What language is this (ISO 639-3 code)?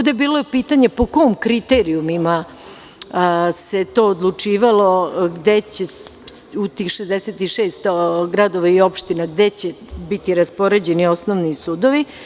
srp